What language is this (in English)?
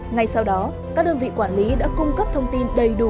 Vietnamese